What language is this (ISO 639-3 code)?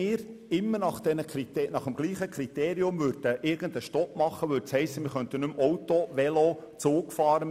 gsw